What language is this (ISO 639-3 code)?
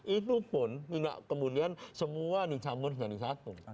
ind